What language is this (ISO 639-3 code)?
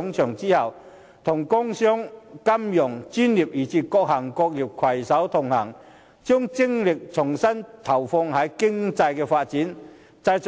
yue